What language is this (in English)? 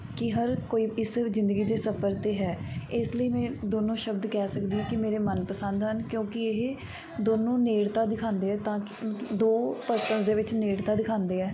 Punjabi